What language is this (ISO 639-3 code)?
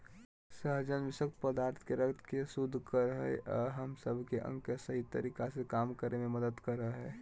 mag